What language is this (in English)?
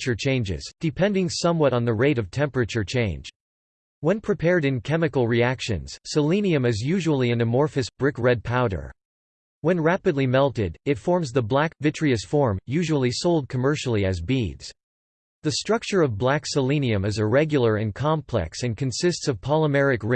English